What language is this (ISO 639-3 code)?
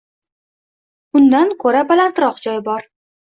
uzb